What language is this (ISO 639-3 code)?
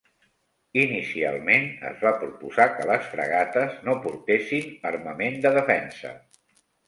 cat